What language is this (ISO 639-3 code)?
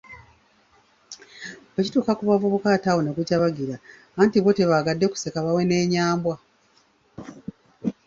lug